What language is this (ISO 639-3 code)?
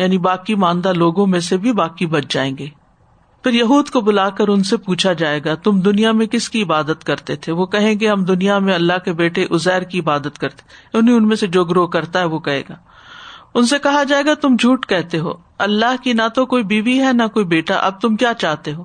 urd